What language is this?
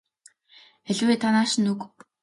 Mongolian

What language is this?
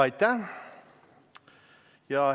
Estonian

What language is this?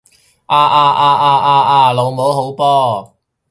Cantonese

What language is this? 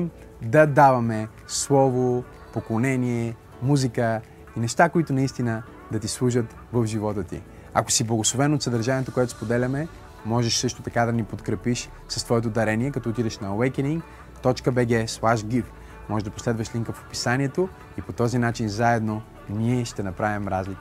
Bulgarian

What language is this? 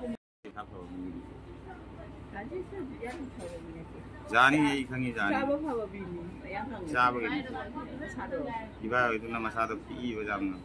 Thai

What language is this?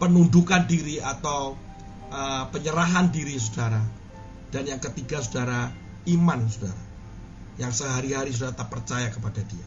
Indonesian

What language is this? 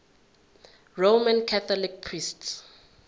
Zulu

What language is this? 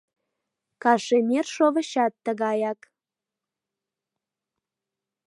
Mari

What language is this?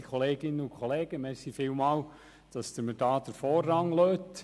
Swiss German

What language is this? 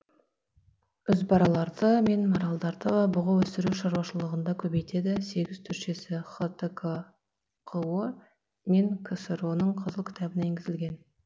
Kazakh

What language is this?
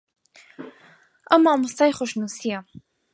Central Kurdish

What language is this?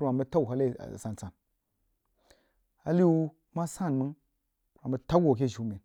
Jiba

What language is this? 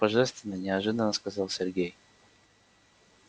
Russian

